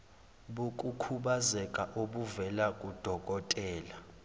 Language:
Zulu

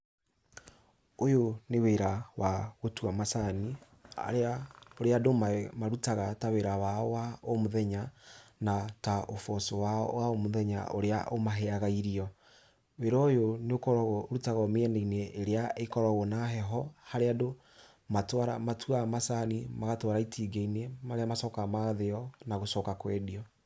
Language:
Kikuyu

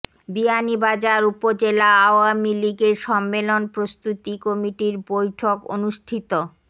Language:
Bangla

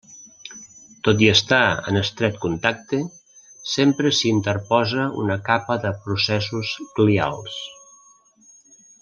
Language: Catalan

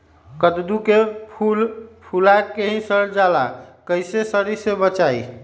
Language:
Magahi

